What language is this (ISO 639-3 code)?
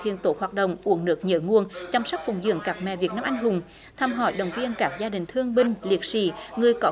vie